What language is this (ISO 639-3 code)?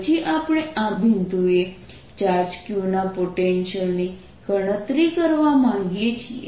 guj